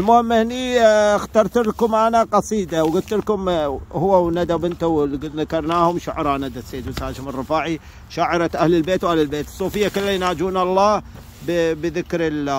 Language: Arabic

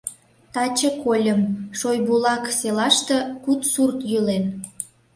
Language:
Mari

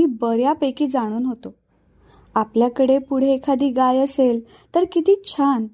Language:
Marathi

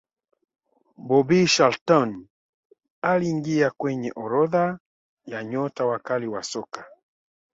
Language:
Swahili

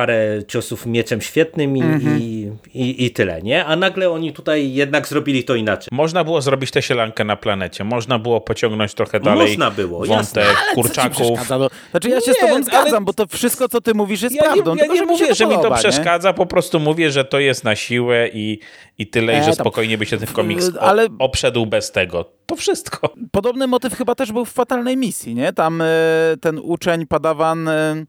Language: Polish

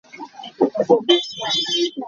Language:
Hakha Chin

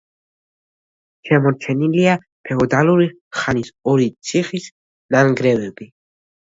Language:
Georgian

